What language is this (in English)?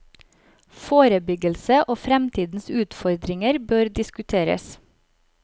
Norwegian